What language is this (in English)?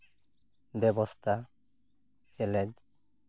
Santali